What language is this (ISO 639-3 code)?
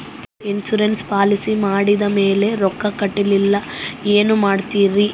kan